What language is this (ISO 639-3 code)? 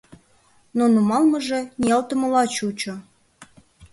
chm